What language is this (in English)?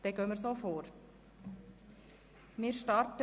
Swiss German